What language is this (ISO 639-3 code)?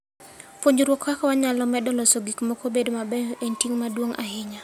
luo